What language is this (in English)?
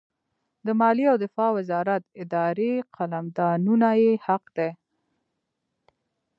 Pashto